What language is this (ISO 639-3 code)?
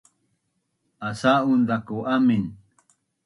bnn